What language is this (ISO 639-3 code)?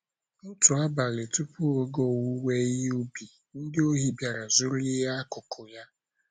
ibo